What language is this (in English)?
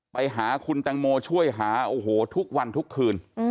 Thai